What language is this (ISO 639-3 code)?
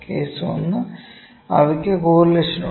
mal